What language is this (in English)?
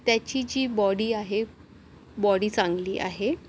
Marathi